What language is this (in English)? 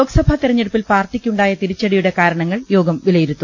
Malayalam